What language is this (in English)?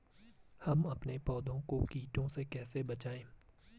Hindi